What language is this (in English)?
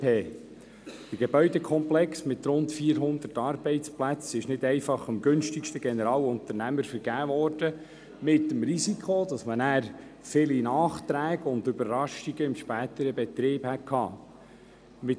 Swiss German